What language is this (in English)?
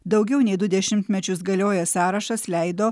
Lithuanian